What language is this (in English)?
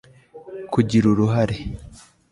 Kinyarwanda